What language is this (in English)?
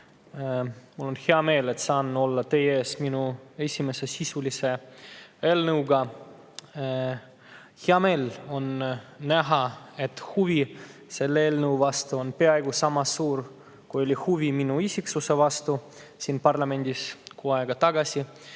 Estonian